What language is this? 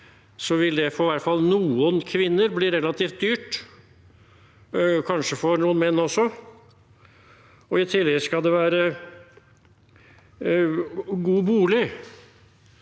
Norwegian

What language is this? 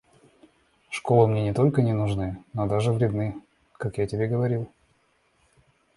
Russian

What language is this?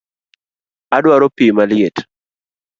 Luo (Kenya and Tanzania)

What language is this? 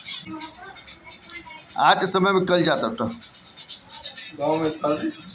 Bhojpuri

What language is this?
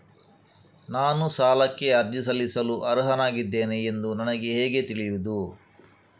Kannada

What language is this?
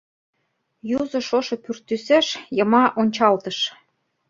Mari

